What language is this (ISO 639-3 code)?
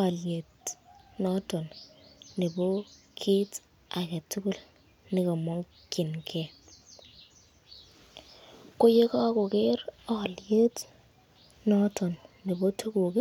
kln